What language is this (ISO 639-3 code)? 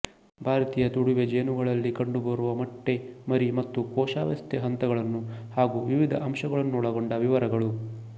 kan